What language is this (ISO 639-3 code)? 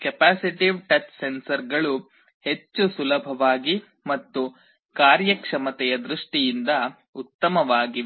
kan